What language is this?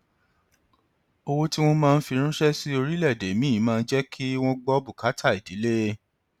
Yoruba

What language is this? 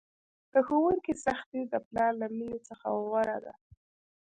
Pashto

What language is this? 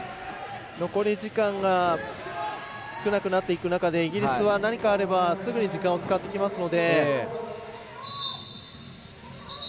Japanese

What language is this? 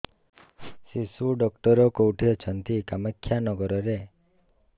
Odia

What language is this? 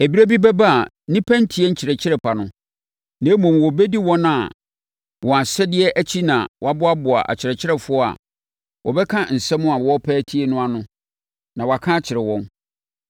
Akan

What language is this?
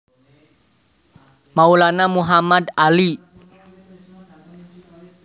Javanese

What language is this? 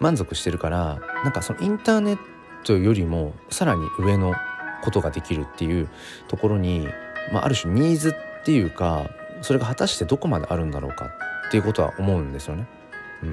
Japanese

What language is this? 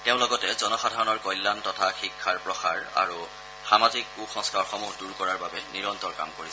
Assamese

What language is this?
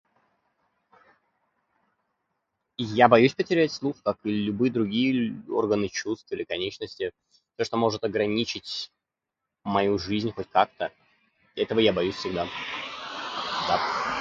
Russian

